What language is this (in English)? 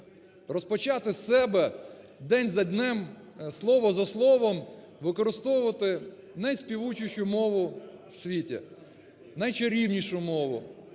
Ukrainian